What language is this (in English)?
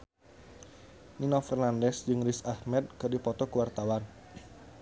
Sundanese